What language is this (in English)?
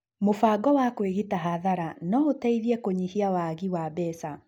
Kikuyu